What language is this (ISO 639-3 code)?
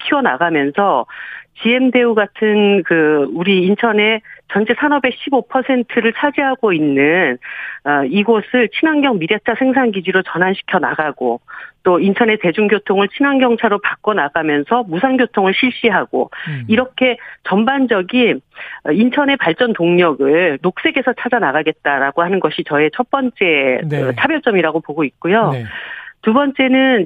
kor